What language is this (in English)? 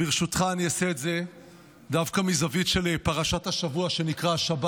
Hebrew